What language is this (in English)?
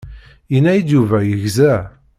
Kabyle